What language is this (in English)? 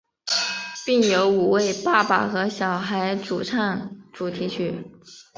Chinese